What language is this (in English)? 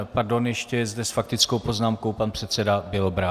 Czech